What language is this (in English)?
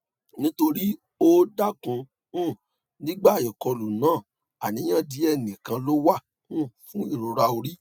Yoruba